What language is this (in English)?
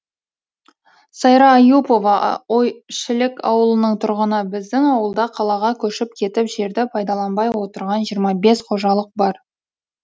Kazakh